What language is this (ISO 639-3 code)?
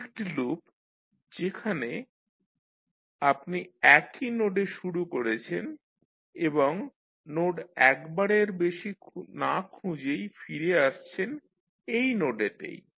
ben